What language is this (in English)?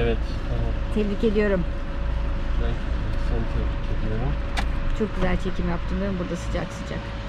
Turkish